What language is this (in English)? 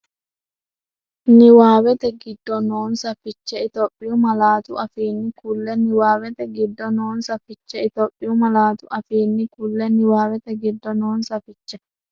Sidamo